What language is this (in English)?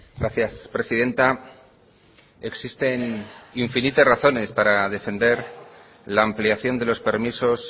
Spanish